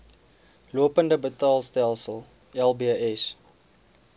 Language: Afrikaans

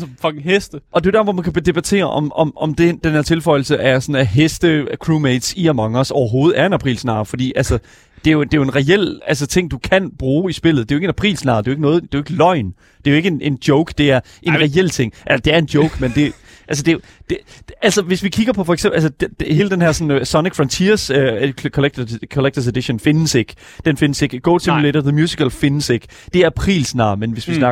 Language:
Danish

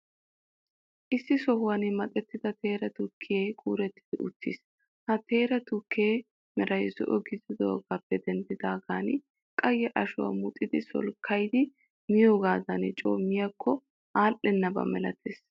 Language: Wolaytta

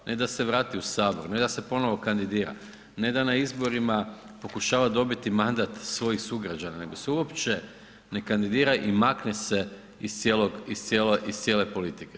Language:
Croatian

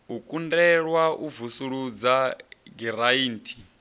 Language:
Venda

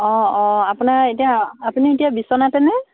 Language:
Assamese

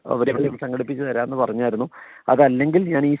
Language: Malayalam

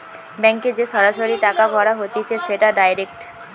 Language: Bangla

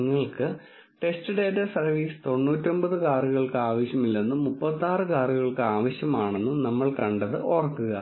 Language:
Malayalam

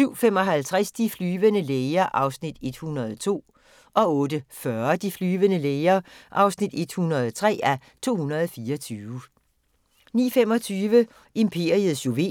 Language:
Danish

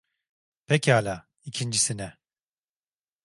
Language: Turkish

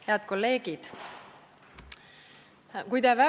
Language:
Estonian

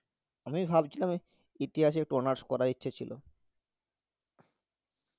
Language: Bangla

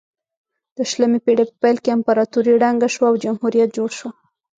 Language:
Pashto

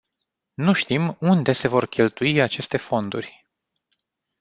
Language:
Romanian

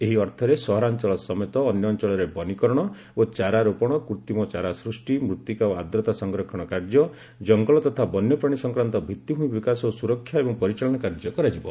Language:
Odia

